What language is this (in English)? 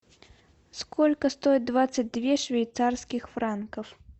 Russian